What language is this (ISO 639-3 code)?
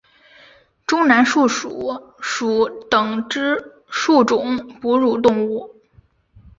zho